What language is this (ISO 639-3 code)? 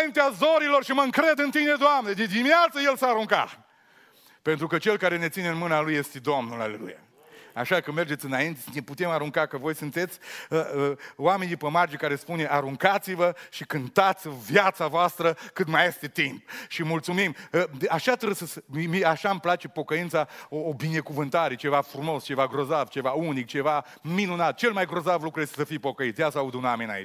ron